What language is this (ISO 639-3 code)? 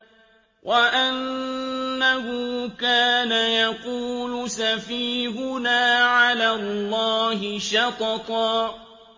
ara